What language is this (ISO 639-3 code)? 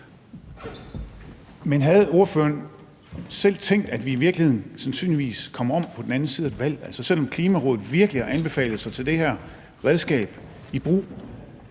dan